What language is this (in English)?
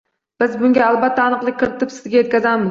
Uzbek